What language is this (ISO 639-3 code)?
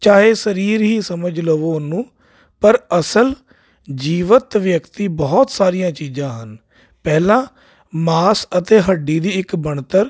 pan